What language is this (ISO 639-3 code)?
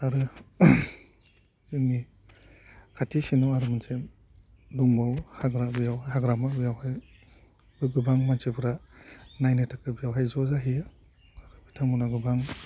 brx